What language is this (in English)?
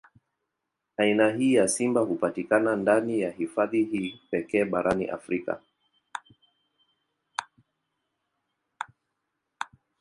Swahili